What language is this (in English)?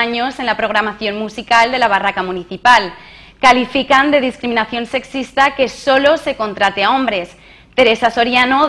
Spanish